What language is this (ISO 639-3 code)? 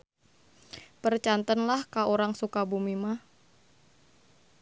sun